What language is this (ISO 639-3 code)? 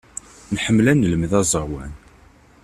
kab